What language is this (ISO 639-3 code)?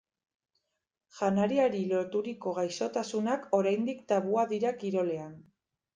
eus